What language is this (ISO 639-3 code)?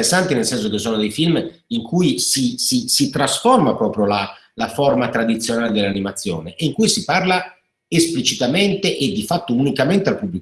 ita